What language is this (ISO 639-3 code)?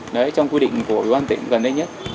vie